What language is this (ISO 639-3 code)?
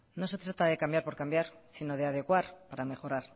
spa